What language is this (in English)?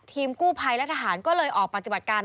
Thai